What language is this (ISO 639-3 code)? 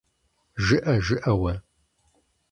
kbd